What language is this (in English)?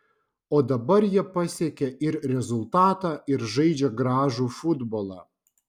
Lithuanian